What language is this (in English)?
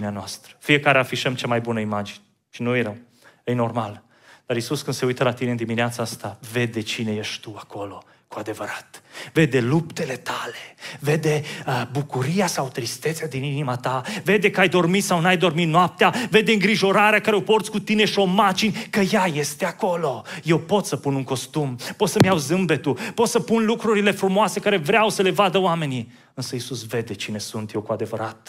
Romanian